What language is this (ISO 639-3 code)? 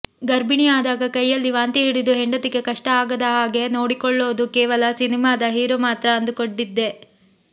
kan